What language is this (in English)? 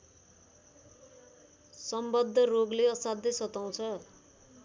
Nepali